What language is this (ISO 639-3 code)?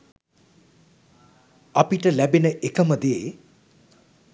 sin